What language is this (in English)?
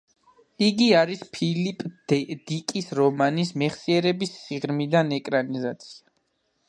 Georgian